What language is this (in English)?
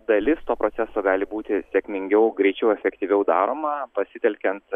Lithuanian